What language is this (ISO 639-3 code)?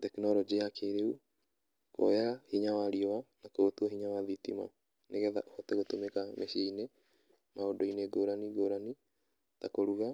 kik